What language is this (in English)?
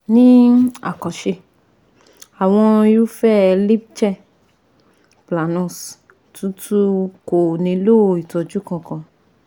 Yoruba